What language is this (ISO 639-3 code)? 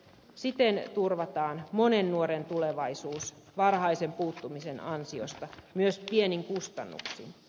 fin